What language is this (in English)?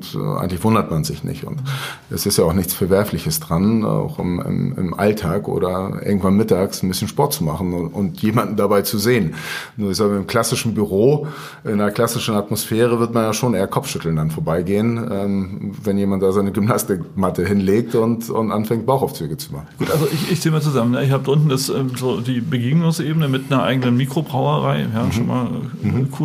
German